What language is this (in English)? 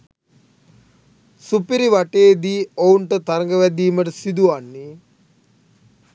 Sinhala